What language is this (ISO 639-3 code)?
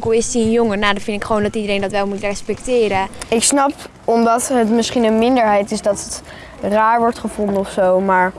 nld